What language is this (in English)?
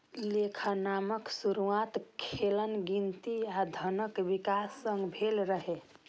Maithili